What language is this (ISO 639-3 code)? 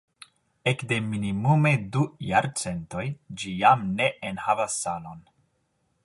epo